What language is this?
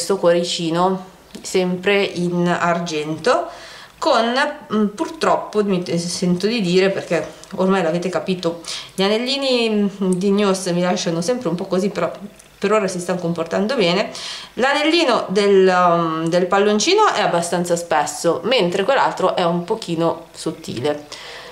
Italian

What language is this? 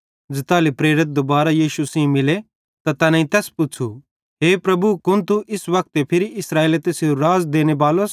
Bhadrawahi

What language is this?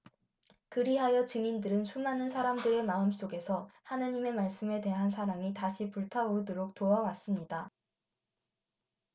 Korean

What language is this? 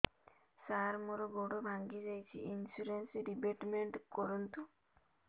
Odia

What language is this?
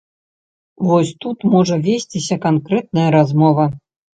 Belarusian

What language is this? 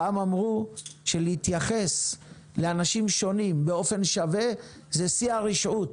Hebrew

